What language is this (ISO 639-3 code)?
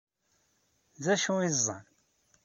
kab